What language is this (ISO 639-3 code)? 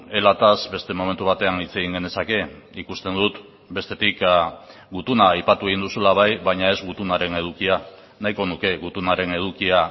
eus